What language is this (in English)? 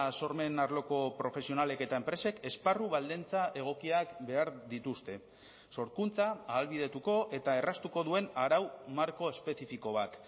Basque